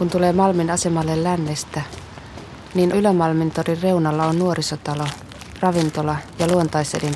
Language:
Finnish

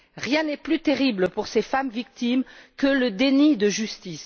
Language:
French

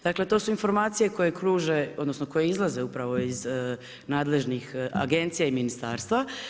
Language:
Croatian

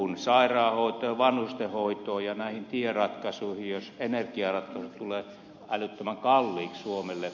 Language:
Finnish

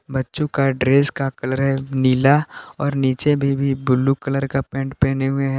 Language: Hindi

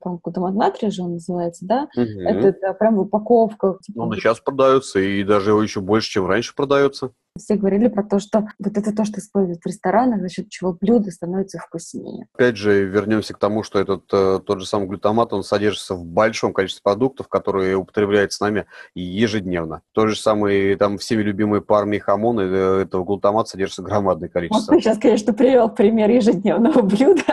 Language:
Russian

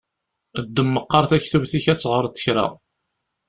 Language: Kabyle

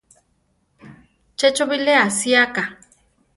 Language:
Central Tarahumara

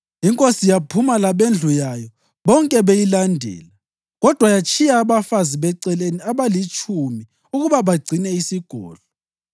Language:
North Ndebele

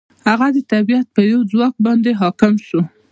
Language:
Pashto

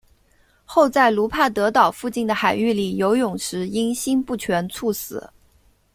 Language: Chinese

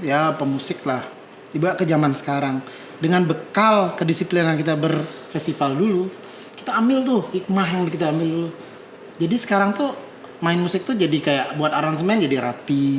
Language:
Indonesian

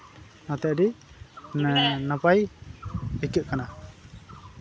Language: Santali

